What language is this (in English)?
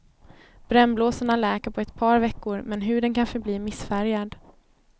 Swedish